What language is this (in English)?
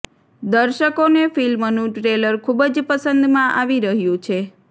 Gujarati